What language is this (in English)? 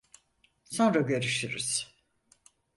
Turkish